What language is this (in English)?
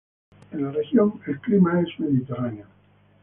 Spanish